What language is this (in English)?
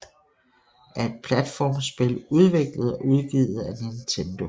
Danish